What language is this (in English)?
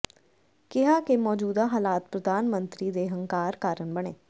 Punjabi